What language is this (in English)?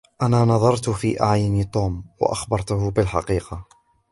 Arabic